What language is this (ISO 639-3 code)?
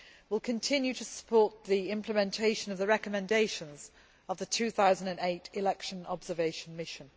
eng